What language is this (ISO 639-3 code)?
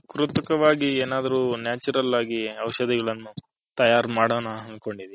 kan